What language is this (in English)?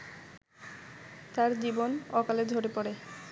Bangla